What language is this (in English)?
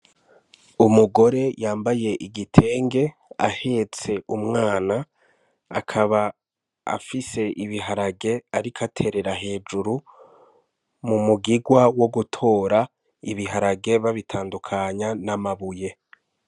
Rundi